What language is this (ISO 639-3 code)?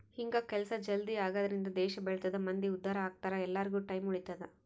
kan